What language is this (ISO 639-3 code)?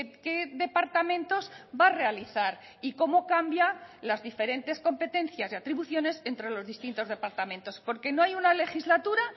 spa